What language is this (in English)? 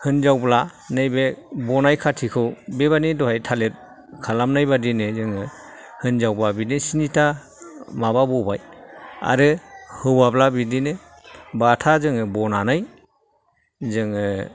Bodo